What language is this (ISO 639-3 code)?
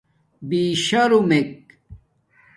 dmk